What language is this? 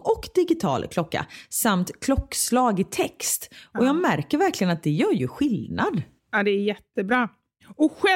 Swedish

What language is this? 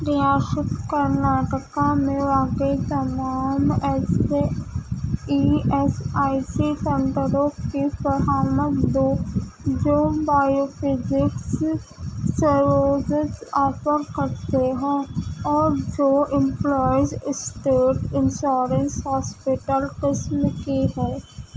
Urdu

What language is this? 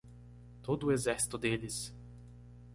Portuguese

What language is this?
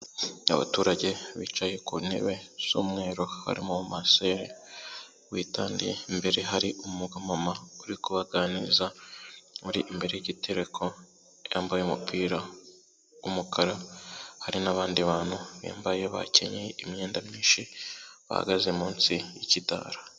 Kinyarwanda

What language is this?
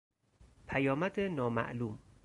Persian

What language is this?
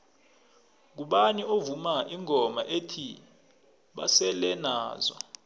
South Ndebele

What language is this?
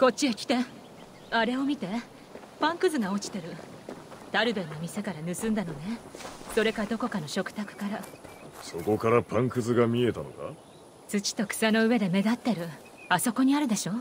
Japanese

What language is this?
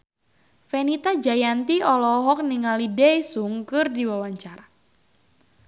Sundanese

